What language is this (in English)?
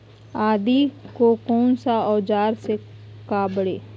Magahi